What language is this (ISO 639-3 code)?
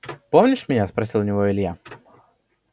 rus